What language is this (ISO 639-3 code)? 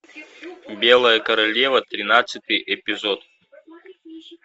rus